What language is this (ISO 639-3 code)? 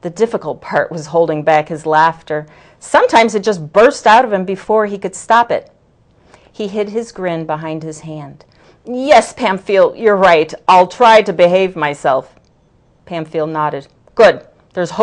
eng